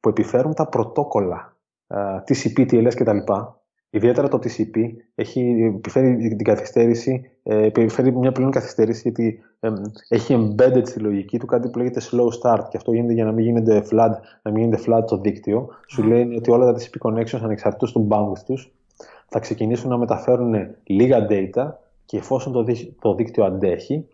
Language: Greek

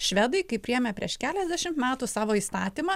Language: Lithuanian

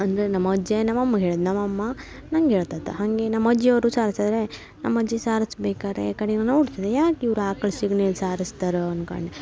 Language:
Kannada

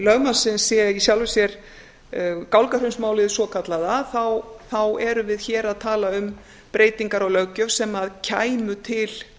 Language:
Icelandic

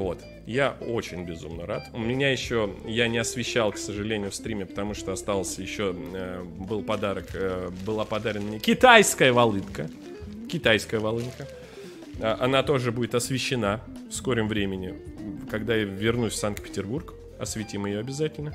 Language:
Russian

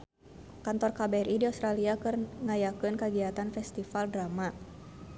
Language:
Sundanese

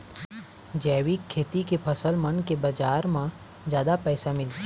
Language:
Chhattisgarhi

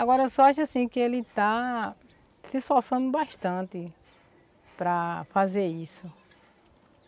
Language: Portuguese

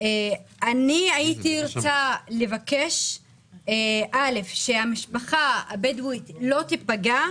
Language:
Hebrew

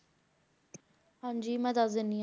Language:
Punjabi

